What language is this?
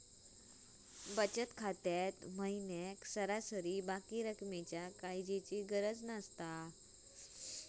Marathi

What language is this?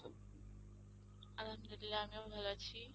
Bangla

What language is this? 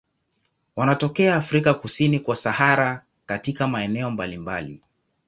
Swahili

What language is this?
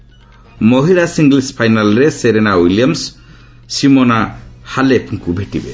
Odia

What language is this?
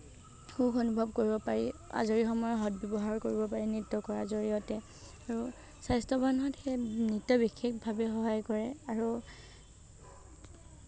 Assamese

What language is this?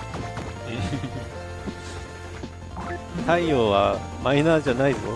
Japanese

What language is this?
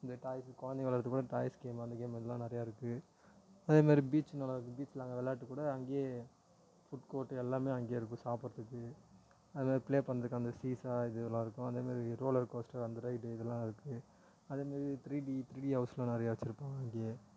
Tamil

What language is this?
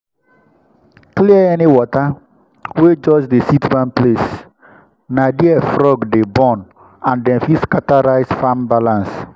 Nigerian Pidgin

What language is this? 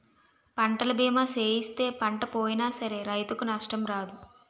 Telugu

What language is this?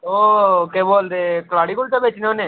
Dogri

